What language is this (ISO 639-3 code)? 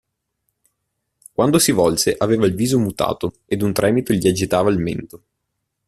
ita